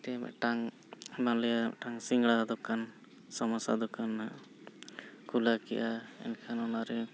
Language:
Santali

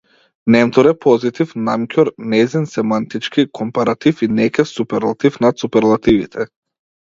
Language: Macedonian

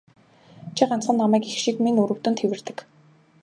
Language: Mongolian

